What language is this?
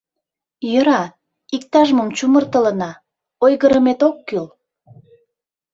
Mari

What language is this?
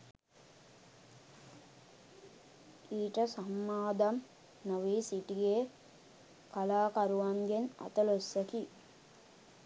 Sinhala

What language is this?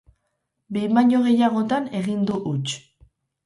Basque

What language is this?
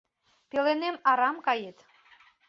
Mari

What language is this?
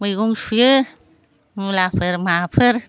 Bodo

